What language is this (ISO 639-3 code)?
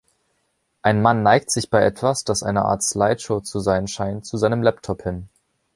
deu